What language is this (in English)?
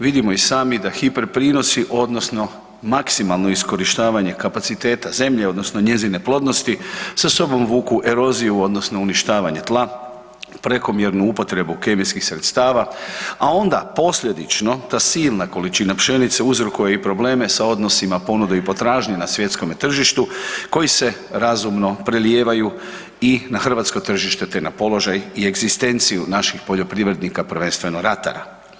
Croatian